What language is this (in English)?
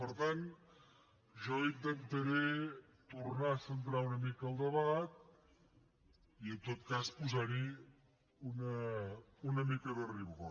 Catalan